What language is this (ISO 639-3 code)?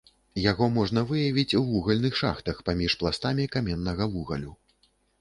bel